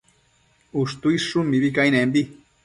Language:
Matsés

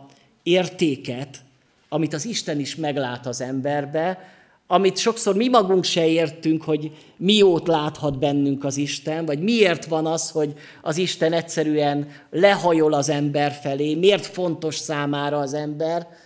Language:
Hungarian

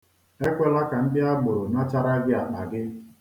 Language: Igbo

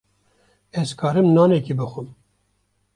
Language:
Kurdish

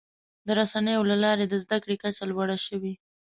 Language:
Pashto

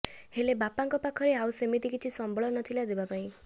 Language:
Odia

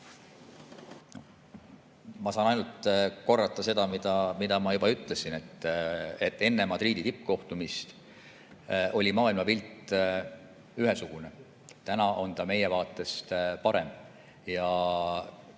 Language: Estonian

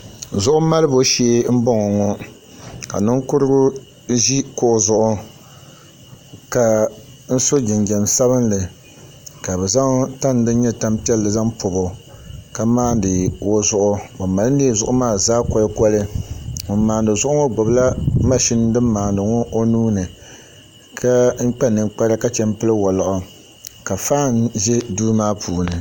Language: Dagbani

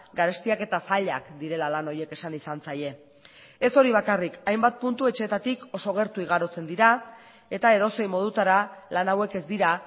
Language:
Basque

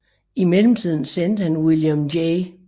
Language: Danish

